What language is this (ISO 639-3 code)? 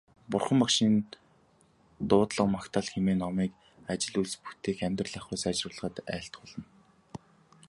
mon